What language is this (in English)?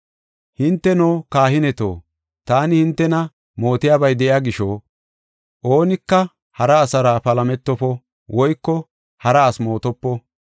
Gofa